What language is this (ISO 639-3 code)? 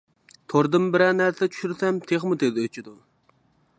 uig